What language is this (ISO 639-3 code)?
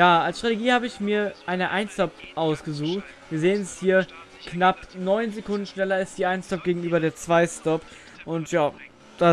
deu